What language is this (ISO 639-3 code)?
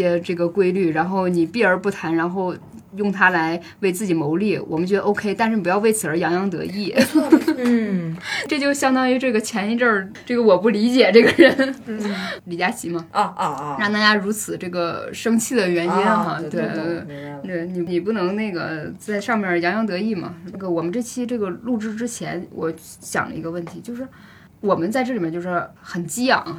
zho